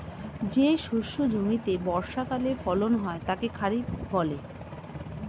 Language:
Bangla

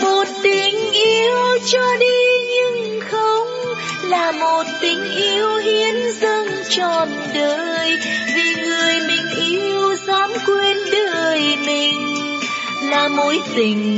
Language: Vietnamese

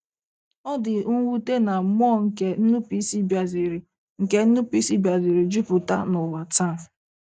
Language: Igbo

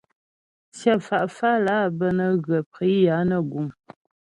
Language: Ghomala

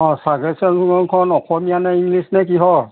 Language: Assamese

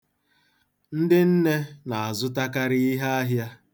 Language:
Igbo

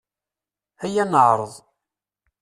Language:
Kabyle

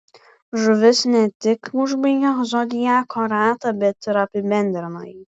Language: Lithuanian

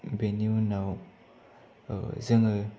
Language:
Bodo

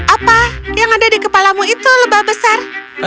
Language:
Indonesian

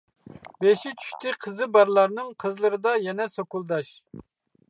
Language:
Uyghur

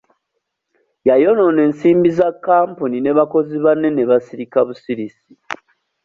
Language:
Ganda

